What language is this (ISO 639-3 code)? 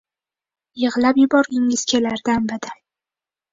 uzb